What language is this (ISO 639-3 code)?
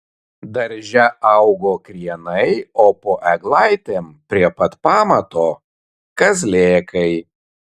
lit